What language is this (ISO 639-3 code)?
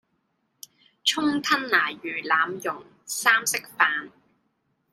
yue